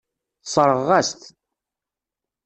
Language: Kabyle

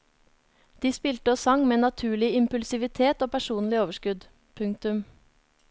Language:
Norwegian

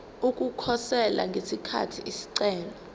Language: Zulu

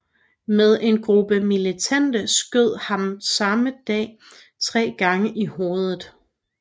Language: Danish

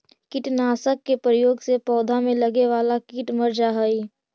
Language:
Magahi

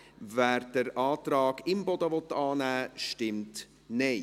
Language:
Swiss German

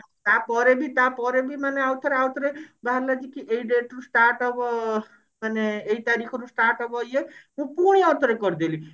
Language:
Odia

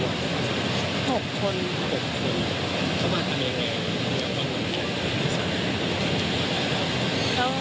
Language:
Thai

